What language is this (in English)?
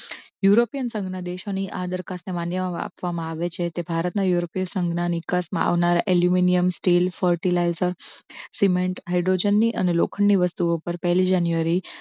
Gujarati